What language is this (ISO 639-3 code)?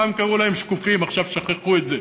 heb